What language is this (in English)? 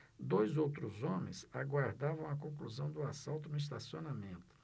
Portuguese